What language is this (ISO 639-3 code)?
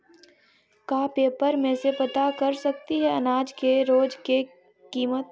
mag